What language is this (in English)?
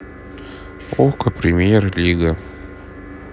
Russian